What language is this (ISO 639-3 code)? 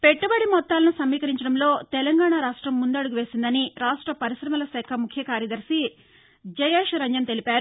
tel